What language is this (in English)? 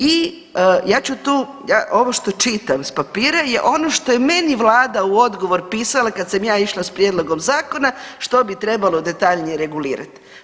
Croatian